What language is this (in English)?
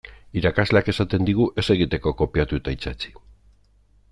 Basque